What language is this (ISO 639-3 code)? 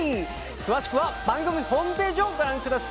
jpn